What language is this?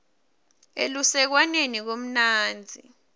Swati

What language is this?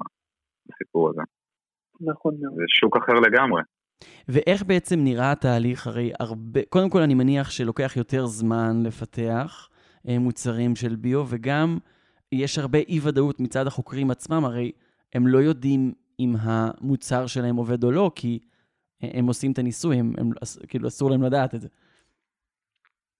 Hebrew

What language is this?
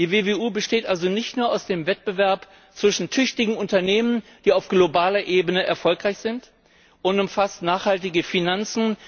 German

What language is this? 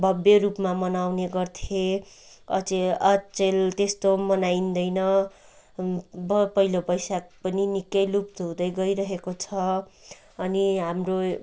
Nepali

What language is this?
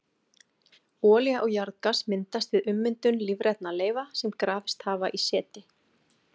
Icelandic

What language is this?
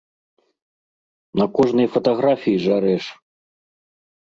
Belarusian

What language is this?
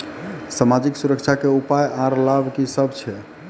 Maithili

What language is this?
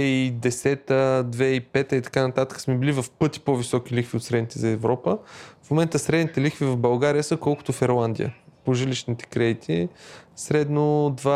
Bulgarian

